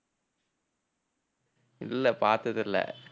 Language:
Tamil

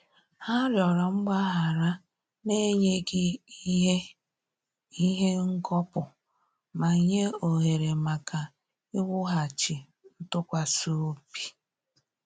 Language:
Igbo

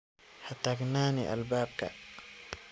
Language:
Somali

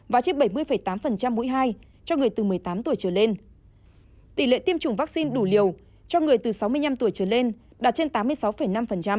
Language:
Vietnamese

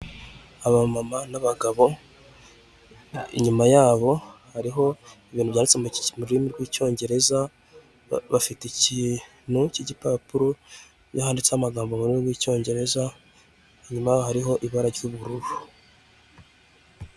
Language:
Kinyarwanda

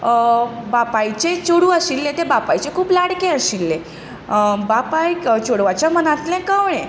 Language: Konkani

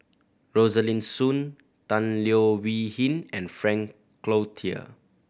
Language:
English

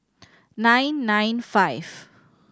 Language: English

